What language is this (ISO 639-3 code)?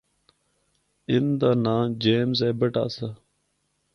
hno